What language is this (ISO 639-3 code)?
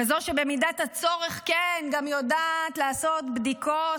heb